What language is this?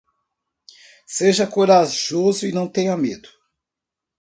Portuguese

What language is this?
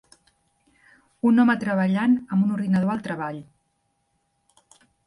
Catalan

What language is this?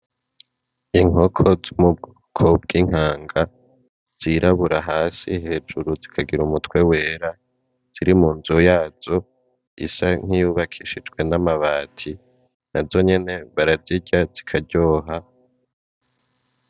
Rundi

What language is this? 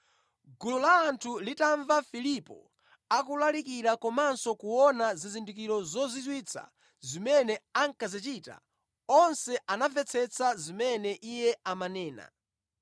Nyanja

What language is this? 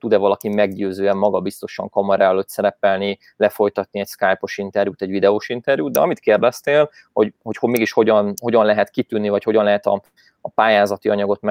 Hungarian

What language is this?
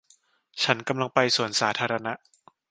Thai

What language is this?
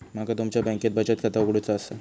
Marathi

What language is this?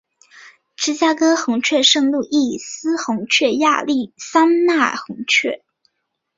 Chinese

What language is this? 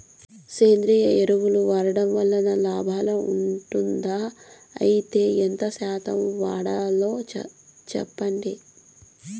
Telugu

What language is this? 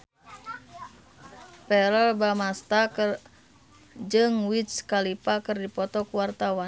Sundanese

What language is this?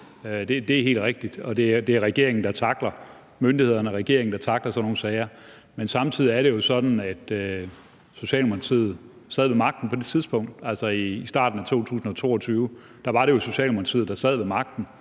Danish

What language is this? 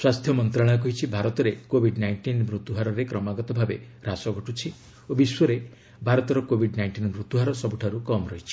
Odia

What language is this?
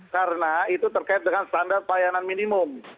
Indonesian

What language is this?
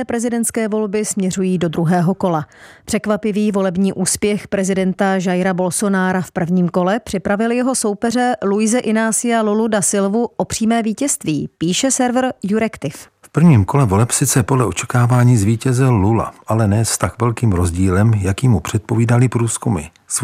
Czech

